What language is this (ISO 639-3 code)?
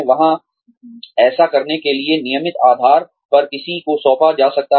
hin